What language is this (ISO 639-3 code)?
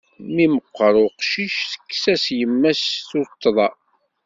kab